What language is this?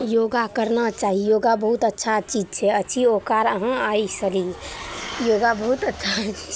Maithili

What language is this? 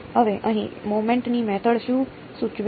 Gujarati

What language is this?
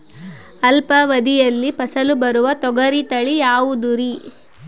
Kannada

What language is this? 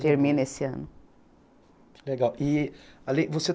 Portuguese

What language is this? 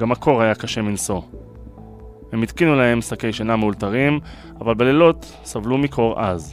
Hebrew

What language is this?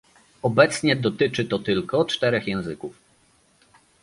Polish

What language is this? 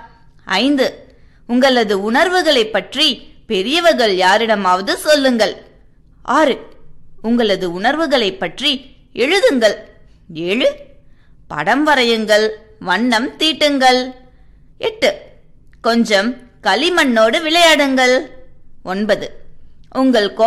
Tamil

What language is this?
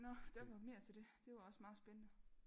Danish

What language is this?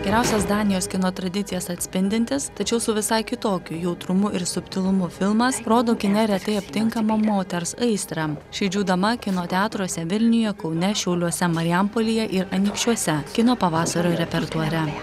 Lithuanian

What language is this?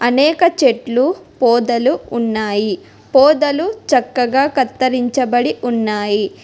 Telugu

